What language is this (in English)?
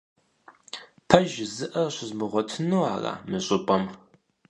Kabardian